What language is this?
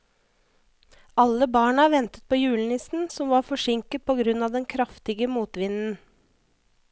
Norwegian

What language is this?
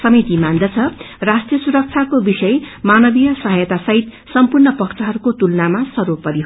Nepali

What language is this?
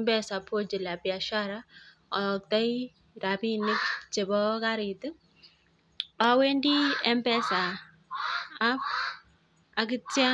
Kalenjin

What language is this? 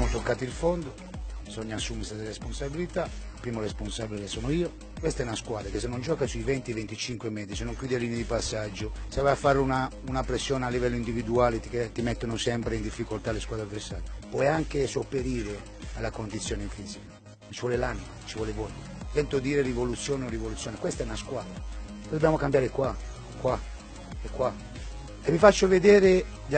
Italian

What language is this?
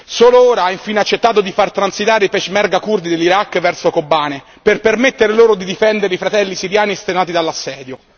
Italian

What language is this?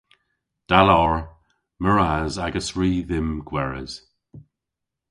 Cornish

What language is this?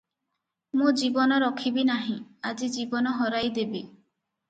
Odia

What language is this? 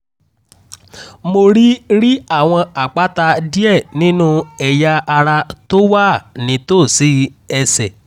Yoruba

